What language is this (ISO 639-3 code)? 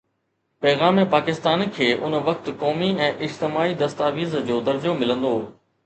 snd